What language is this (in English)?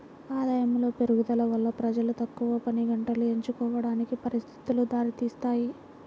Telugu